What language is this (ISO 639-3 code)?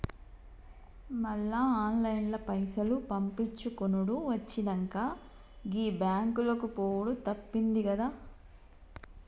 tel